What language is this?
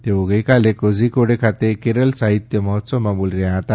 Gujarati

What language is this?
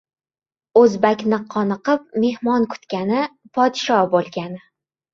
Uzbek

